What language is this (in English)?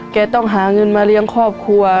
Thai